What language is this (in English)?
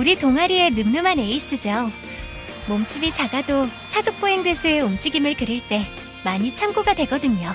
Korean